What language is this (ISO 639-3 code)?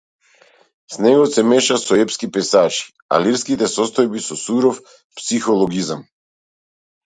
mkd